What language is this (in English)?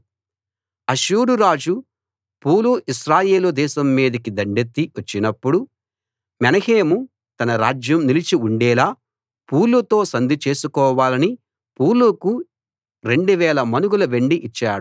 Telugu